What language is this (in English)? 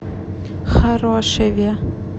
Russian